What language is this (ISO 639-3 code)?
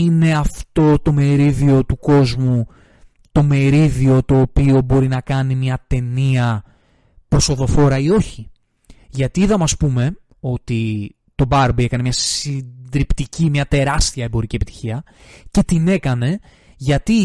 ell